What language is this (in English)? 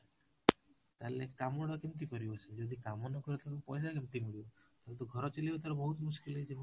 Odia